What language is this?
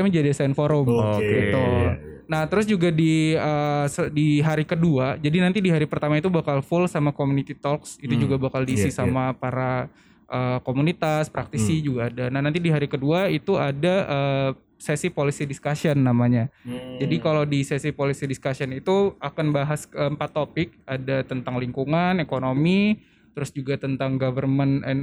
Indonesian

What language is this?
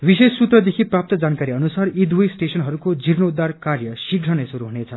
Nepali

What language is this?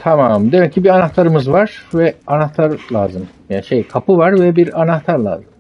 Turkish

